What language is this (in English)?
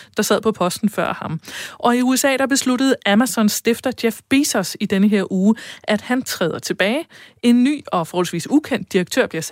Danish